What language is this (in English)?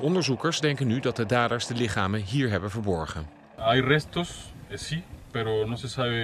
Dutch